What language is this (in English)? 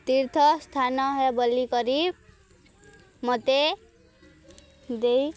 Odia